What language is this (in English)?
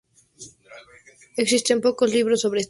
Spanish